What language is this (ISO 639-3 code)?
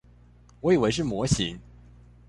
zho